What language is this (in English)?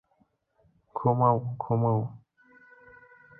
Bangla